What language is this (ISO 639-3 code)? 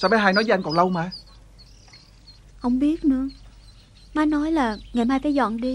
vie